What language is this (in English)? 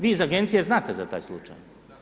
Croatian